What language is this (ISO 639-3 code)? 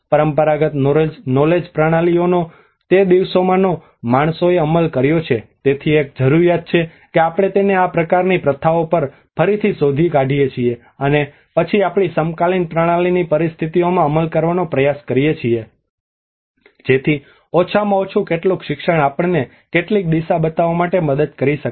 guj